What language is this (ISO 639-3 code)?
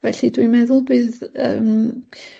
cym